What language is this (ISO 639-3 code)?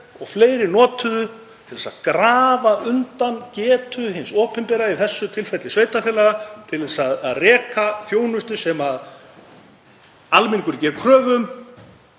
isl